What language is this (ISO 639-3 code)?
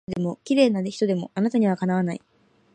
jpn